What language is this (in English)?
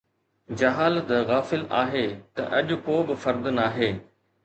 Sindhi